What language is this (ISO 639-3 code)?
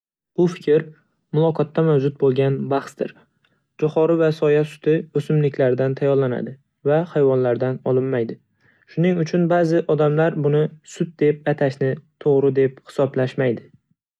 uzb